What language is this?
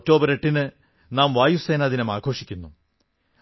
Malayalam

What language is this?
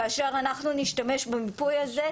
Hebrew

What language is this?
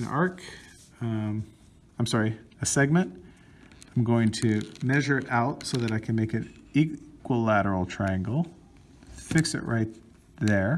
English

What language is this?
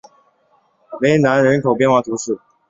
Chinese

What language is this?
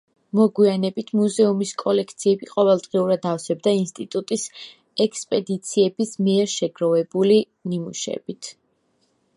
Georgian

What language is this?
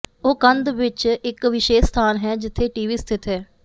Punjabi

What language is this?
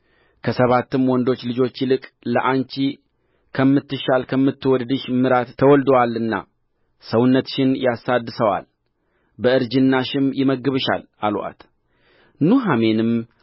Amharic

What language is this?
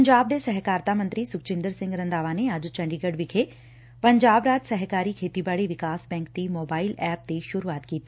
Punjabi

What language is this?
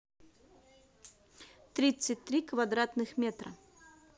Russian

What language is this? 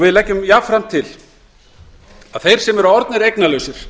Icelandic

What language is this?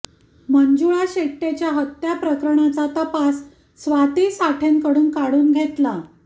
Marathi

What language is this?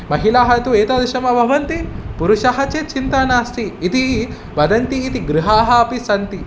Sanskrit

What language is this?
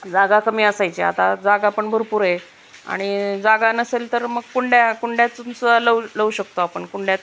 Marathi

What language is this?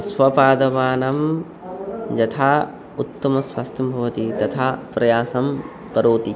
Sanskrit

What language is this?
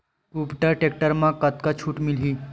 Chhattisgarhi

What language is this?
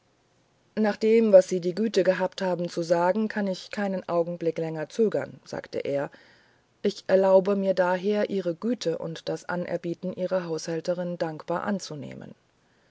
German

